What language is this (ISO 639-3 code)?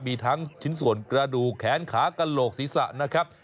tha